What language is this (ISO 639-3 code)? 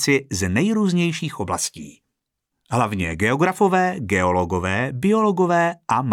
ces